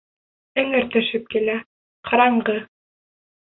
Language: Bashkir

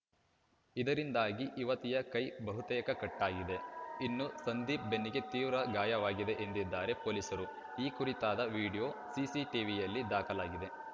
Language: Kannada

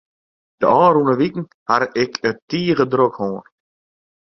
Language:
Western Frisian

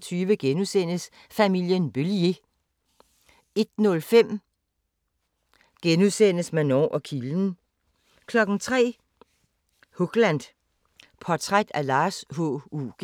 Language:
Danish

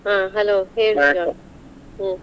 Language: Kannada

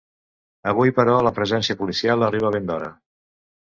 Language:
Catalan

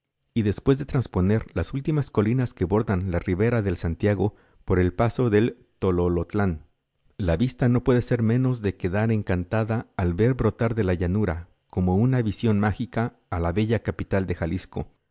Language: Spanish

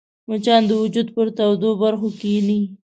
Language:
Pashto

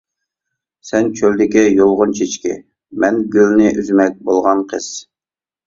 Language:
Uyghur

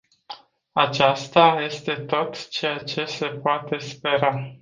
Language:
Romanian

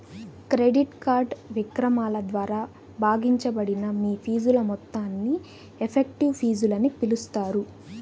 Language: Telugu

